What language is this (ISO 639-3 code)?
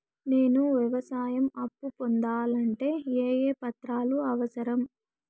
tel